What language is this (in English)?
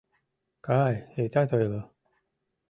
Mari